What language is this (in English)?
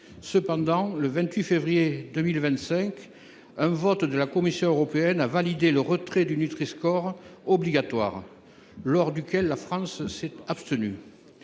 French